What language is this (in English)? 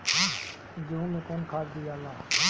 Bhojpuri